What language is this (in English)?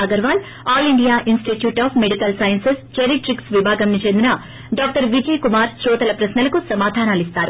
Telugu